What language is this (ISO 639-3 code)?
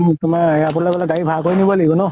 asm